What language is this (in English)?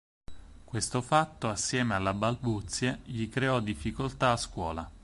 Italian